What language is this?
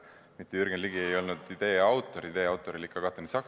Estonian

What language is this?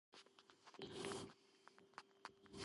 Georgian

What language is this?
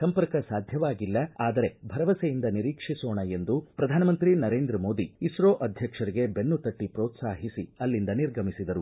Kannada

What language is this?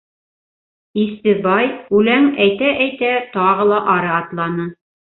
Bashkir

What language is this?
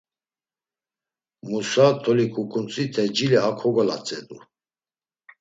Laz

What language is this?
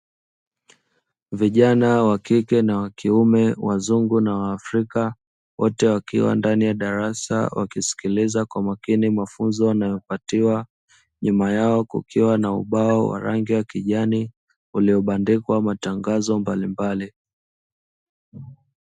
Swahili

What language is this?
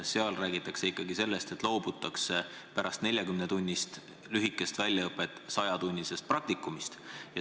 Estonian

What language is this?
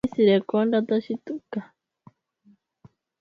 Swahili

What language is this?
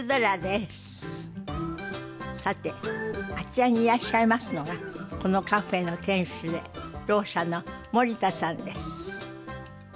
Japanese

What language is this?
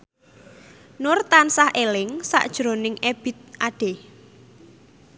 Javanese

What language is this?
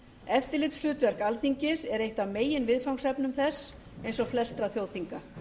Icelandic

